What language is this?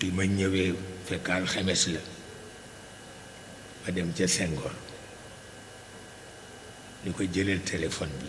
Indonesian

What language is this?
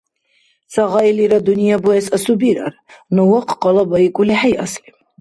Dargwa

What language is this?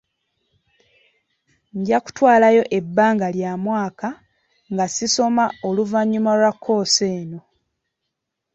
Ganda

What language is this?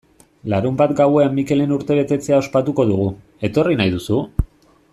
Basque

